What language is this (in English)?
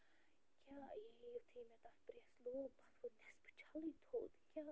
Kashmiri